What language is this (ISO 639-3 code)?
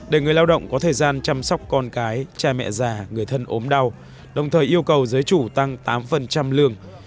vie